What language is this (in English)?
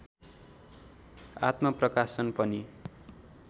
Nepali